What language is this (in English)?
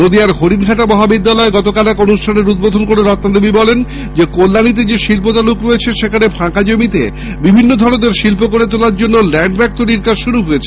Bangla